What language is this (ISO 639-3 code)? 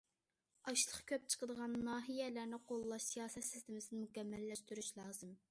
uig